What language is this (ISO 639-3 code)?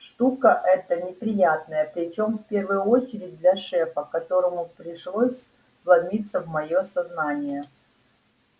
rus